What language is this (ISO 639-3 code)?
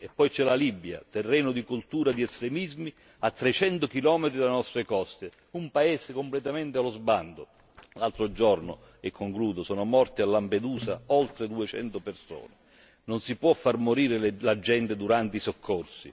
ita